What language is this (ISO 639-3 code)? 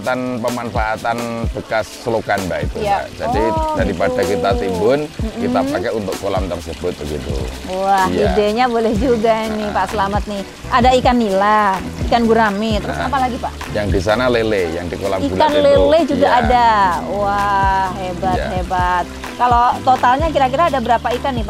ind